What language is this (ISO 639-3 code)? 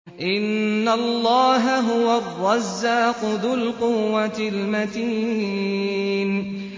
ara